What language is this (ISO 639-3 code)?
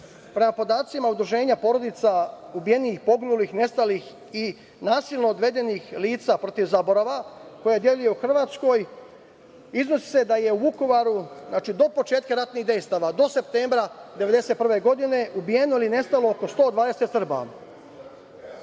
srp